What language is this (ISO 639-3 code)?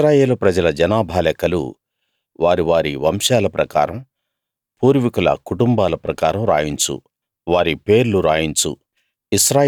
tel